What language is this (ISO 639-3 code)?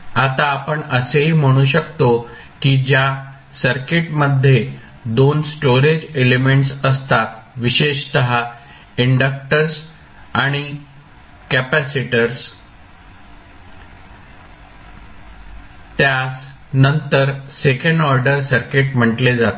mar